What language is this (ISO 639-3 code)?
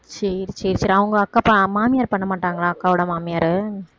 tam